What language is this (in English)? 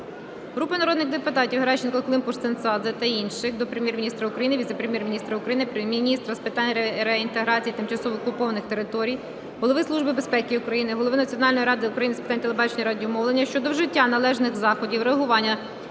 Ukrainian